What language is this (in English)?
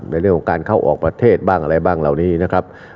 Thai